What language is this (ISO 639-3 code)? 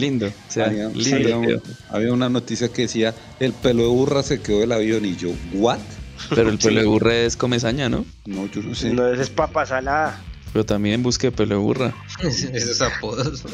spa